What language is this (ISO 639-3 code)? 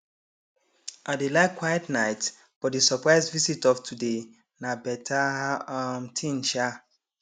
pcm